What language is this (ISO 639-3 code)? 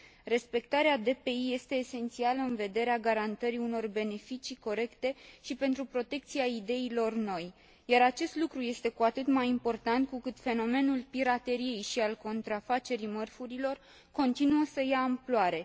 ron